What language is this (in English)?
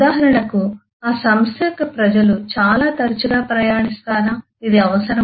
Telugu